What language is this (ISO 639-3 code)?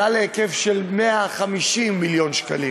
heb